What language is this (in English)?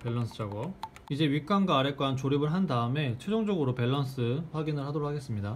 Korean